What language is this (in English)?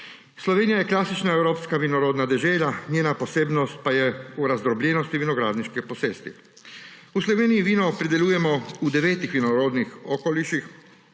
Slovenian